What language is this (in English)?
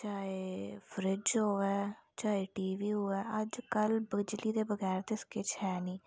Dogri